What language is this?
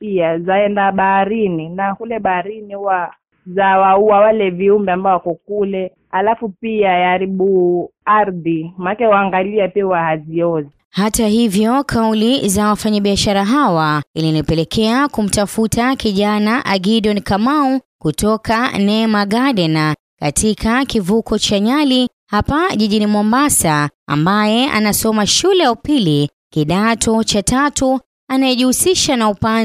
Swahili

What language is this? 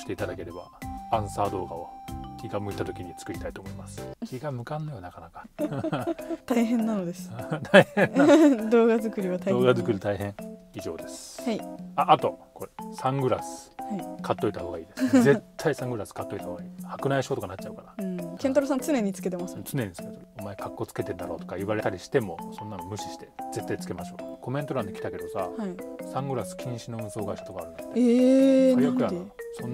Japanese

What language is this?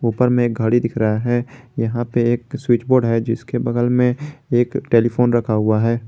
Hindi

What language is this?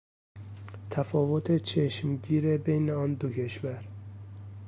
Persian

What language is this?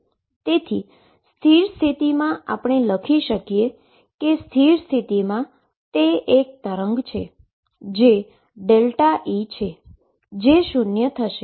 Gujarati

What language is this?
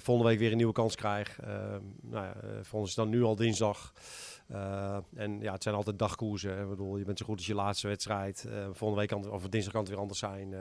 Dutch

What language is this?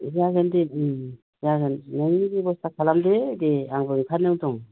Bodo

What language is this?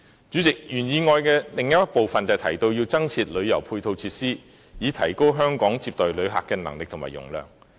Cantonese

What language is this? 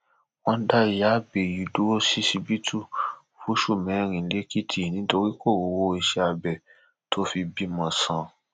Yoruba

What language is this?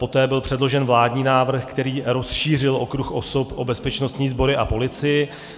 Czech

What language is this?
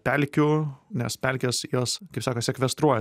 Lithuanian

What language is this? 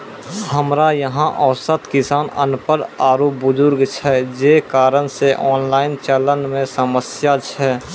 Maithili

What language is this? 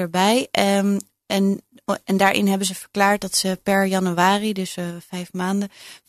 Dutch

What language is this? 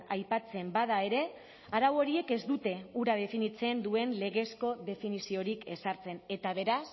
Basque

